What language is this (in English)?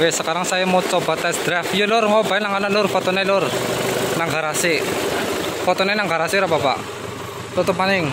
Indonesian